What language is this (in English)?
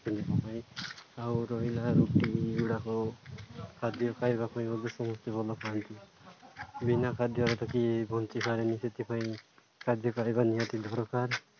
Odia